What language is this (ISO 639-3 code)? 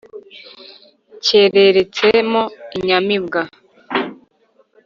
kin